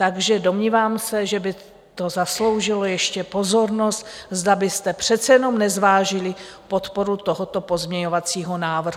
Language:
Czech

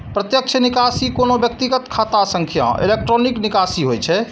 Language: Maithili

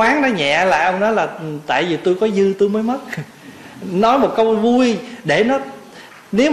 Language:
Vietnamese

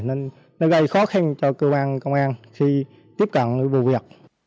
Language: Vietnamese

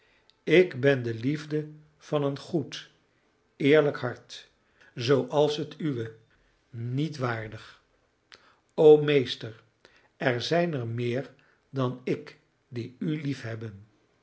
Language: Dutch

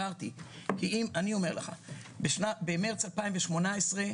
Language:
Hebrew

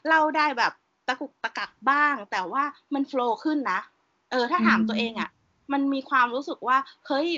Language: Thai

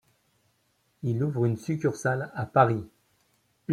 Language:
French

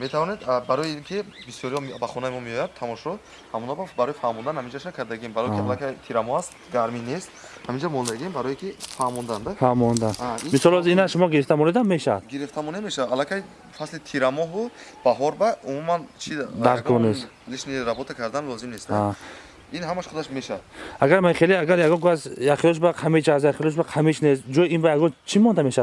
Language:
Turkish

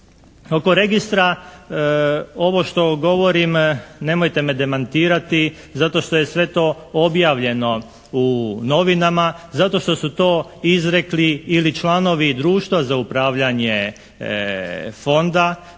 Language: Croatian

